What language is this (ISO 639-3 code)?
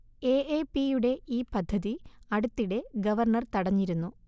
mal